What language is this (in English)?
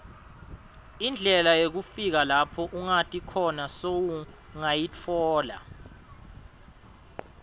Swati